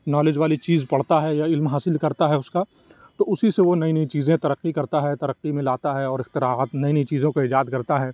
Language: Urdu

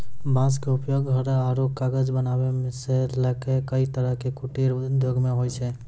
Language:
Maithili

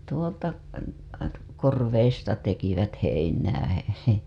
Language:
Finnish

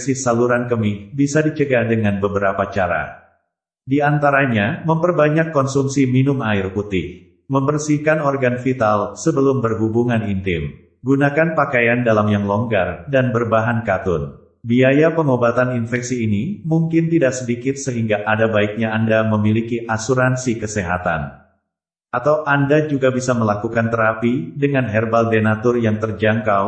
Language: Indonesian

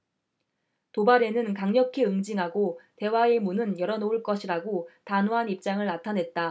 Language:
Korean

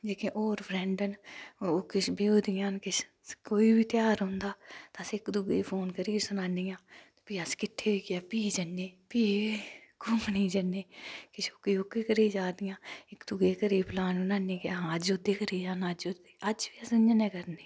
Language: Dogri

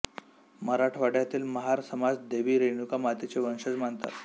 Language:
Marathi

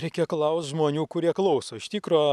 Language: Lithuanian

